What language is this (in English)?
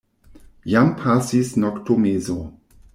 Esperanto